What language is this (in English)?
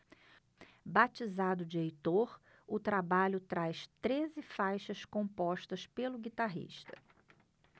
Portuguese